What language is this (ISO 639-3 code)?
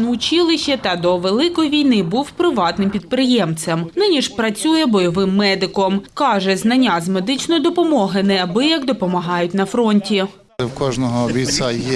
ukr